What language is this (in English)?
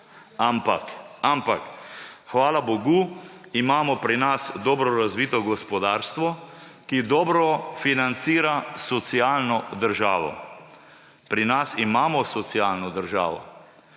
Slovenian